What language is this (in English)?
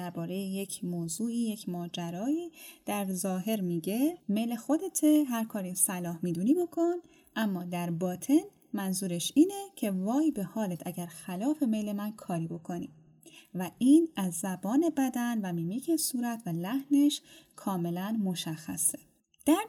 Persian